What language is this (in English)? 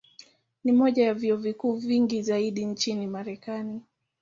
Swahili